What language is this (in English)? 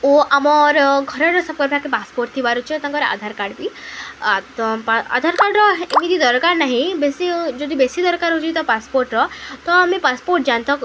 Odia